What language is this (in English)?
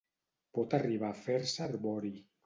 Catalan